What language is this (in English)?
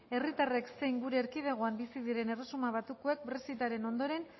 Basque